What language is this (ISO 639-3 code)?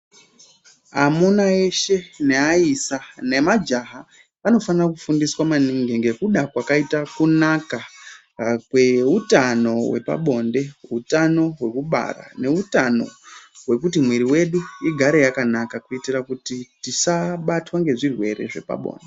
ndc